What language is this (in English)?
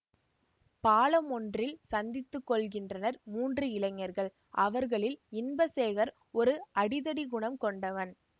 Tamil